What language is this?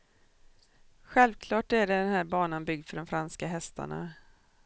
Swedish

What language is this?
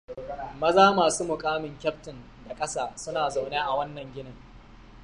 Hausa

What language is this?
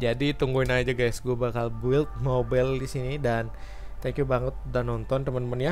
Indonesian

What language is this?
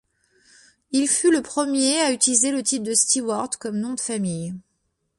French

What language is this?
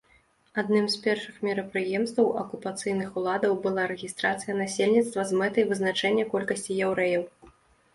Belarusian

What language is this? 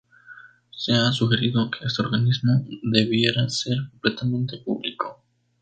Spanish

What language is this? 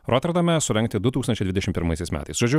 Lithuanian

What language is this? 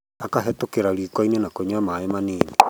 Kikuyu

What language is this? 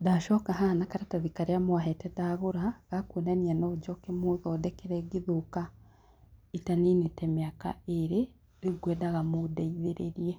Kikuyu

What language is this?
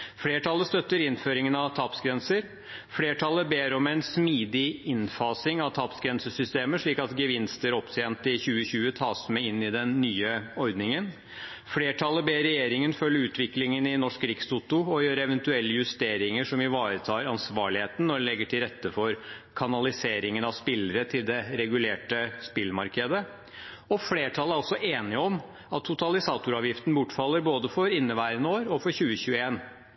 Norwegian Bokmål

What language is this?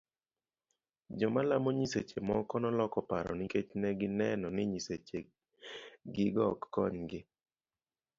Luo (Kenya and Tanzania)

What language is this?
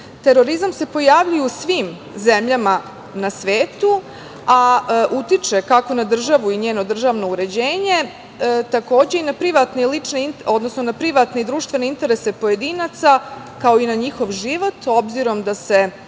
Serbian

